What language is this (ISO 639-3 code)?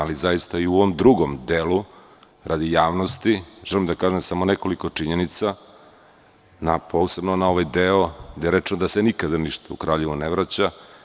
srp